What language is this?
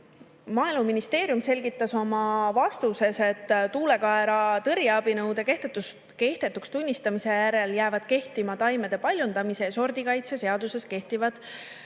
Estonian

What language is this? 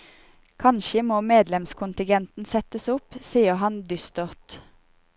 Norwegian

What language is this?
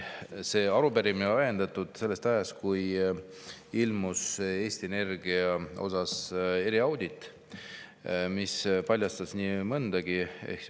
Estonian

